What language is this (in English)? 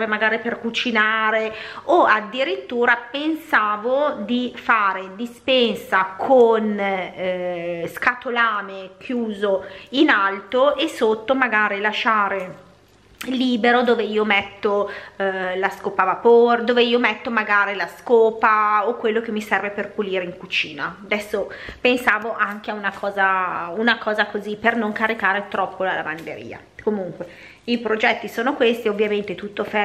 Italian